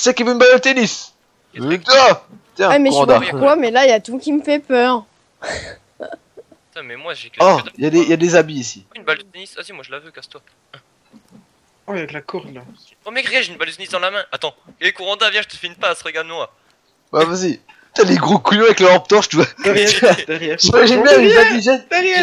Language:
French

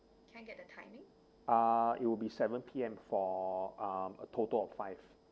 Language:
English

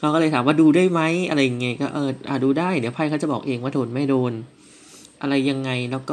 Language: Thai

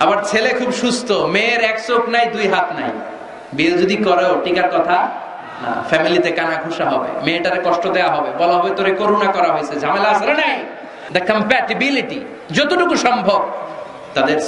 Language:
Arabic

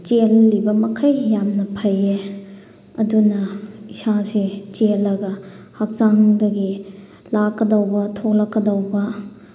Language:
Manipuri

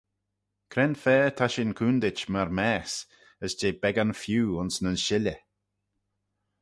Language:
Manx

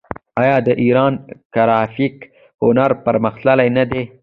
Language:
Pashto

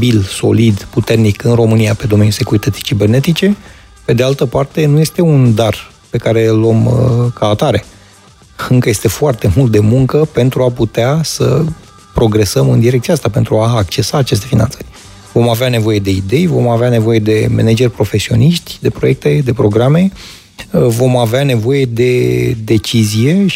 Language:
Romanian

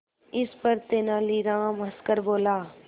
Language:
Hindi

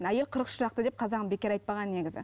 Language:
Kazakh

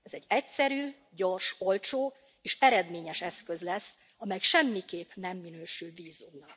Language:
Hungarian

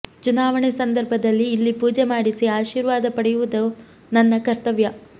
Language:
Kannada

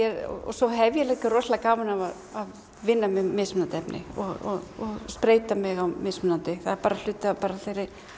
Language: Icelandic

